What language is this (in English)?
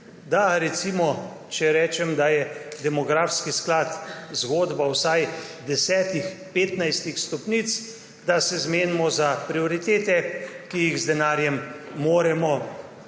Slovenian